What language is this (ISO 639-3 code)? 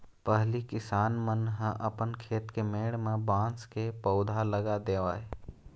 hne